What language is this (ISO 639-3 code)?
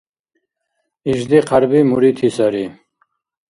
dar